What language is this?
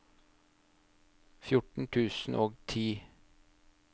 Norwegian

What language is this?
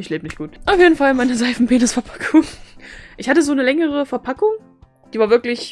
German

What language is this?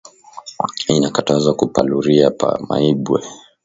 Swahili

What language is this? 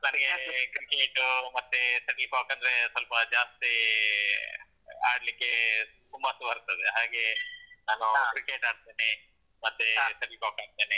Kannada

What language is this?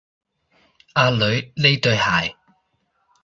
Cantonese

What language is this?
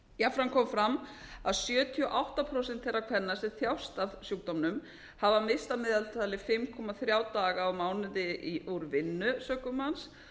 Icelandic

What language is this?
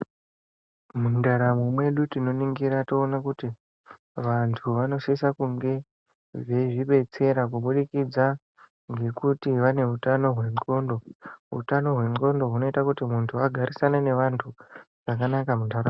Ndau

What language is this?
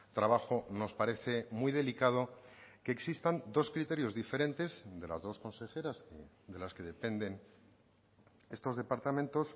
Spanish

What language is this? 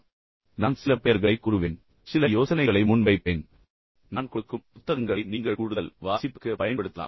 Tamil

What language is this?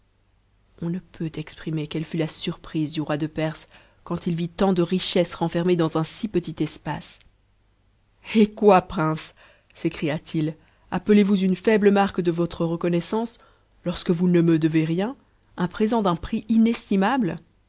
French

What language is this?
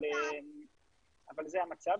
Hebrew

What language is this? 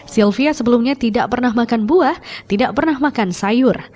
Indonesian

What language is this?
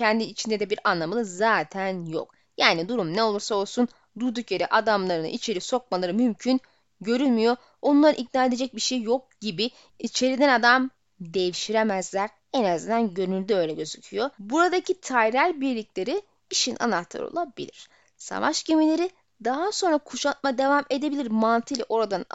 Turkish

